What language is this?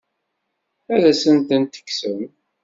Kabyle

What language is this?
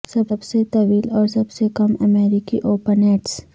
Urdu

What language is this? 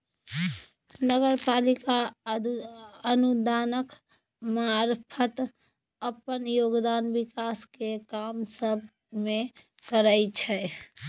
Maithili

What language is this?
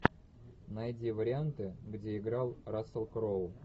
Russian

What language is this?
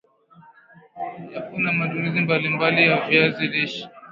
Swahili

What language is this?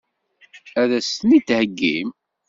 Kabyle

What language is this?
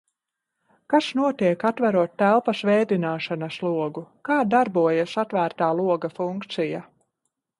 Latvian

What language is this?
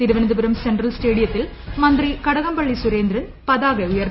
Malayalam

